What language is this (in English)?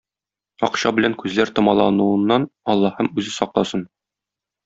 Tatar